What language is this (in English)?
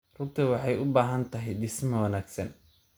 Somali